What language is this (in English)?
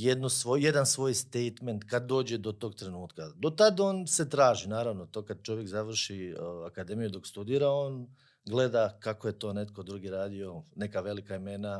Croatian